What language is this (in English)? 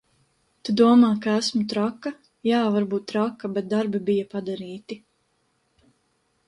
Latvian